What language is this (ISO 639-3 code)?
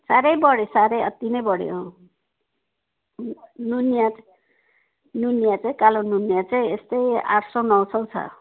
nep